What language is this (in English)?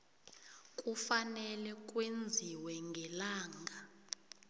South Ndebele